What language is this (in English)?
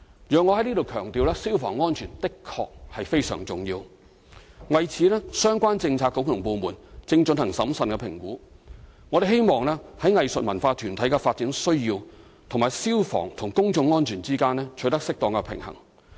Cantonese